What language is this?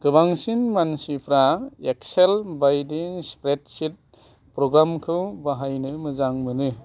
Bodo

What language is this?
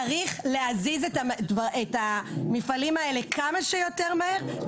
Hebrew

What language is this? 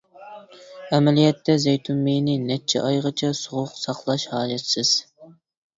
Uyghur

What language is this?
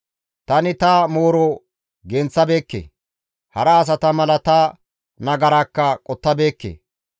Gamo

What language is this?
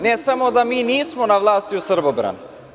Serbian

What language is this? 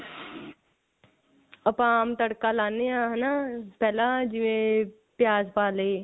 Punjabi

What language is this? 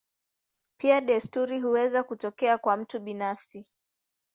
Swahili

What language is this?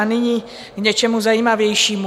Czech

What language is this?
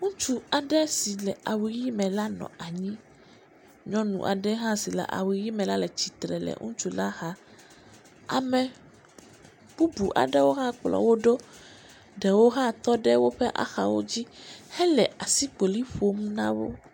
Ewe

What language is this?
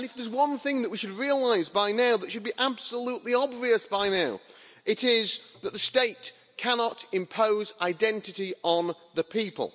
English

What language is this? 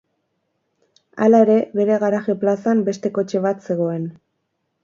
Basque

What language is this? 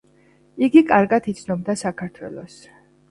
Georgian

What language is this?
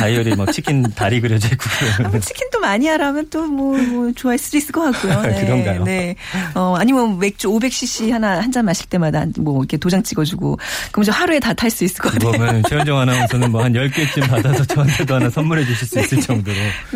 Korean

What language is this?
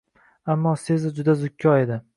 Uzbek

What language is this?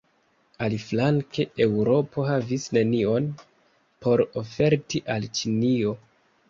Esperanto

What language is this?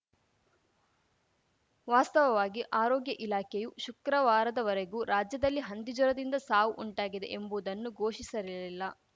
Kannada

